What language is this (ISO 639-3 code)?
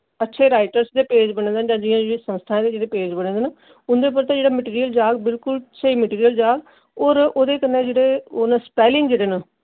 doi